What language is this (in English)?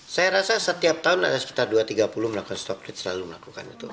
Indonesian